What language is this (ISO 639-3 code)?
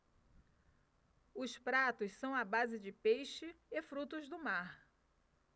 por